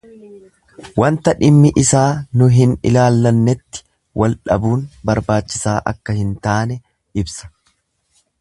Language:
Oromo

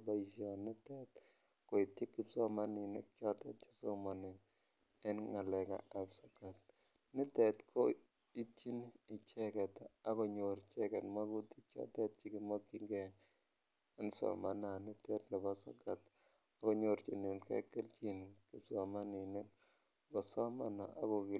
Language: Kalenjin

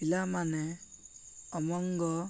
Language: Odia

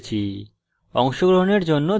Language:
Bangla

